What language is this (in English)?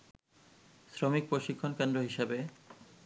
Bangla